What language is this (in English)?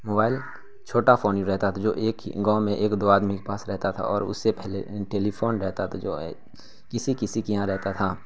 Urdu